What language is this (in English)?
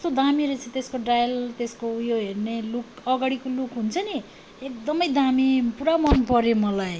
Nepali